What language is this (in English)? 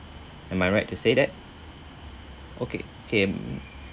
English